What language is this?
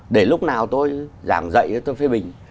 Vietnamese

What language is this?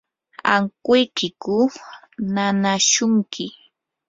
Yanahuanca Pasco Quechua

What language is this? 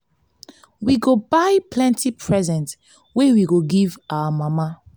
Nigerian Pidgin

